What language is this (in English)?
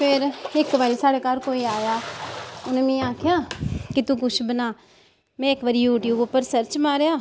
Dogri